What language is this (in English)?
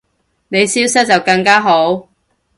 Cantonese